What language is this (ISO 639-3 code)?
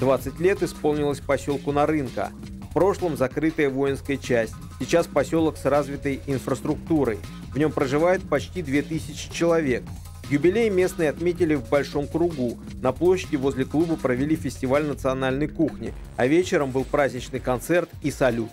rus